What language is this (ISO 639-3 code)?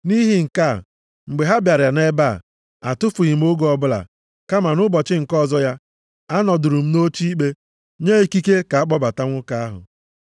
ibo